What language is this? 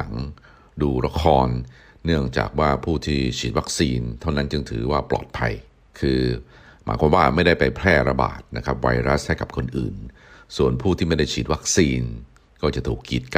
Thai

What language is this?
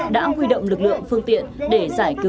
Vietnamese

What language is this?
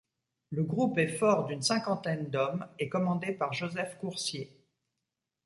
French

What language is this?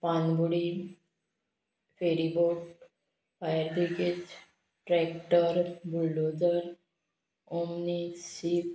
Konkani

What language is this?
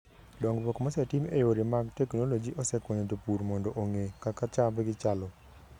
Luo (Kenya and Tanzania)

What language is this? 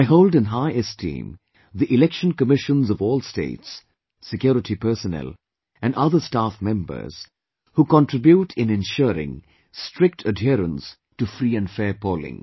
English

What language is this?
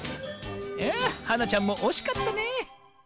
Japanese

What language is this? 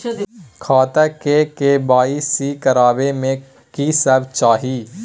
Maithili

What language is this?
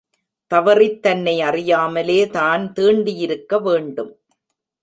Tamil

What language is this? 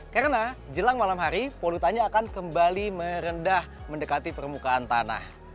Indonesian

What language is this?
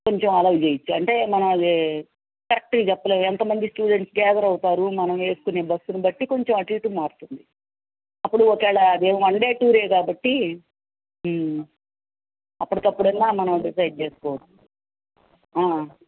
Telugu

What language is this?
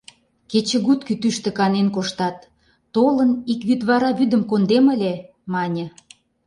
Mari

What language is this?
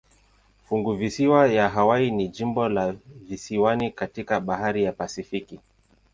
Swahili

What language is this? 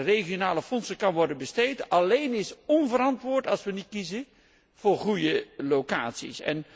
Dutch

